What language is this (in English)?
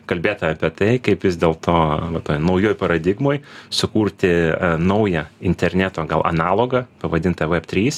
Lithuanian